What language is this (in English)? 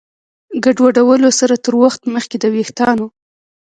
Pashto